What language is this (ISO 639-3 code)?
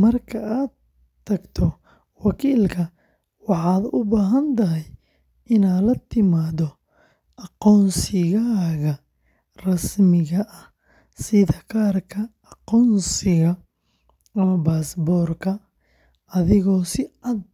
som